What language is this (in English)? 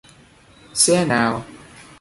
Vietnamese